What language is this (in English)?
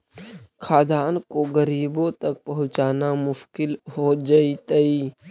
Magahi